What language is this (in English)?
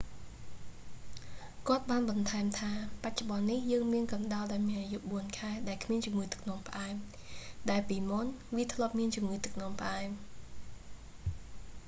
Khmer